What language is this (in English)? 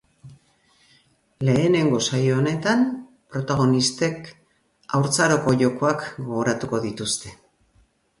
Basque